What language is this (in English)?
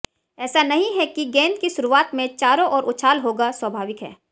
Hindi